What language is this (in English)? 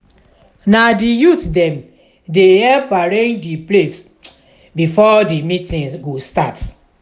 Nigerian Pidgin